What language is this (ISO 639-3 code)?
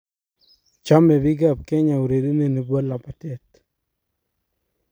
kln